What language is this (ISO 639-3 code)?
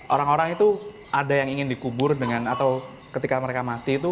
ind